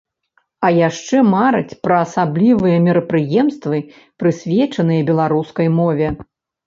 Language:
Belarusian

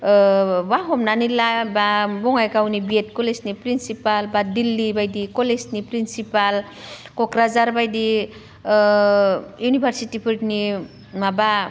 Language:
Bodo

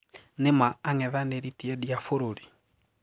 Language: Kikuyu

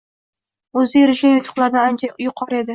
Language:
Uzbek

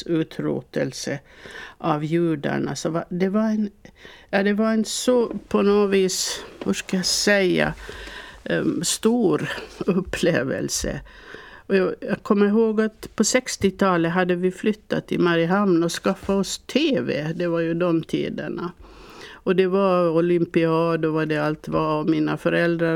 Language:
Swedish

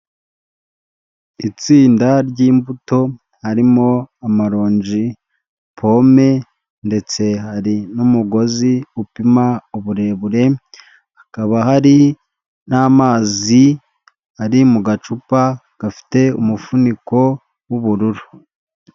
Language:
Kinyarwanda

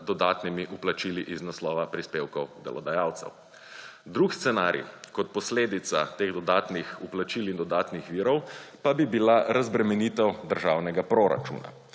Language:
Slovenian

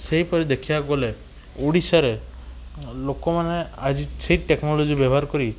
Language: Odia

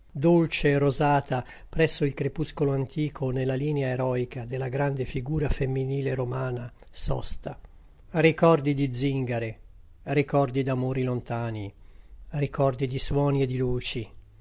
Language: Italian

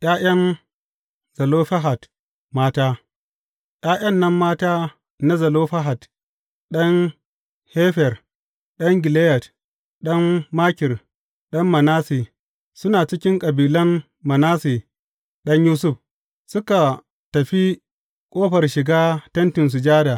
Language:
Hausa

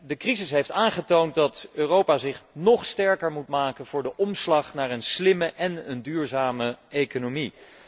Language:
Dutch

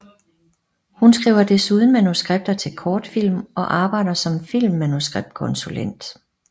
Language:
Danish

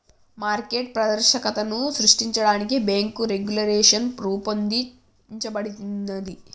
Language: Telugu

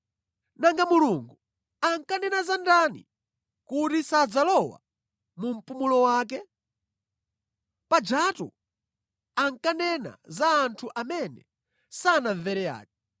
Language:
Nyanja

